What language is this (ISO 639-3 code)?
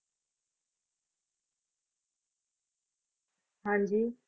pan